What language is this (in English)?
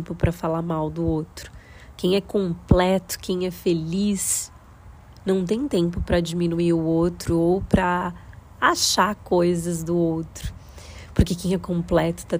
Portuguese